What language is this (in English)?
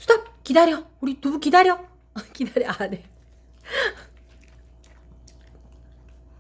Korean